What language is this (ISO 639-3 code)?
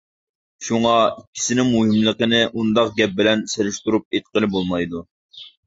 uig